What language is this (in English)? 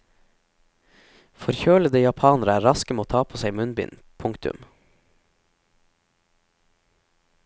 Norwegian